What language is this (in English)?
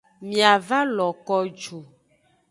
Aja (Benin)